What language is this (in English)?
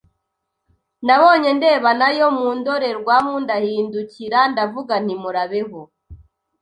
Kinyarwanda